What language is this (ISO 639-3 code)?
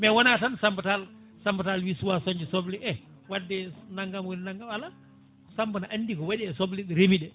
ful